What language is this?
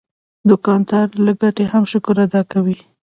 Pashto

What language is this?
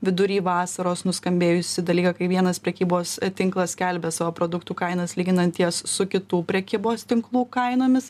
Lithuanian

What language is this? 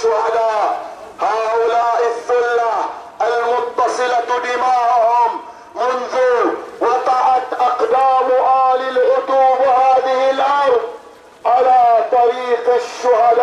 Arabic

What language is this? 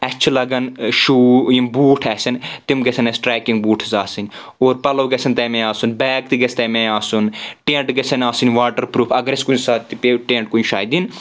Kashmiri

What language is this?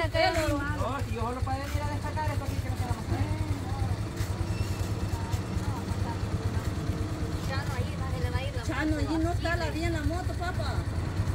Spanish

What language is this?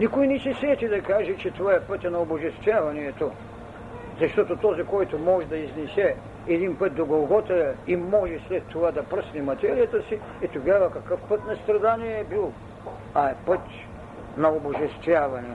Bulgarian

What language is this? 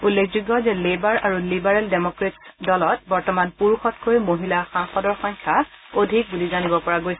Assamese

